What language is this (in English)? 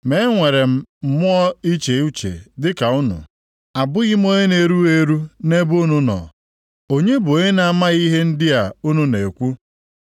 Igbo